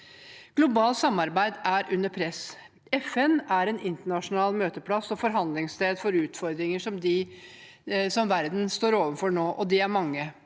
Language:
Norwegian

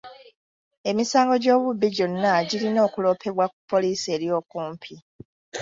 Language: Ganda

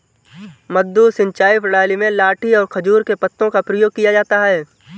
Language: Hindi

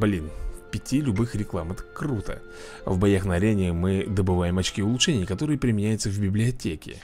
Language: Russian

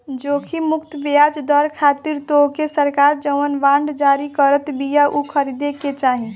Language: Bhojpuri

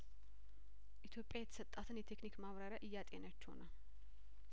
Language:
Amharic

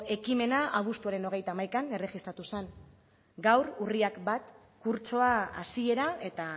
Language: Basque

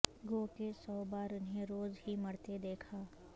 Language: Urdu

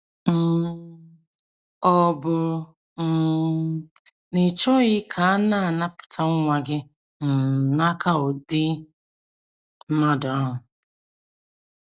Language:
Igbo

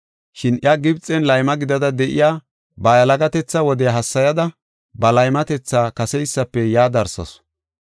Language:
Gofa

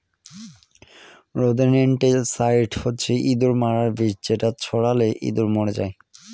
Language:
Bangla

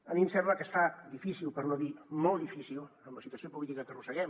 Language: Catalan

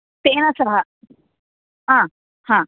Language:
Sanskrit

